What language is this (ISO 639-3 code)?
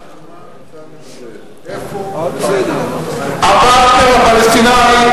heb